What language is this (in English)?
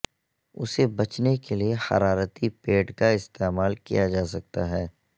Urdu